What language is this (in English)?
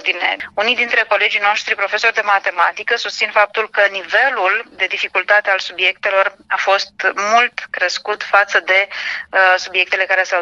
Romanian